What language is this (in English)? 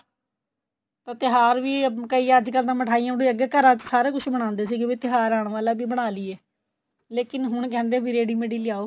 Punjabi